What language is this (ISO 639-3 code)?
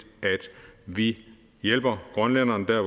dan